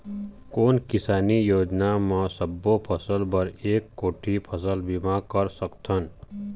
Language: Chhattisgarhi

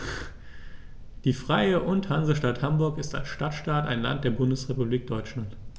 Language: German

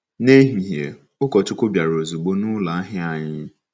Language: Igbo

